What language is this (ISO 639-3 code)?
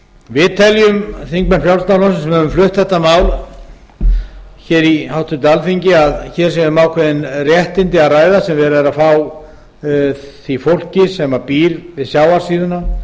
isl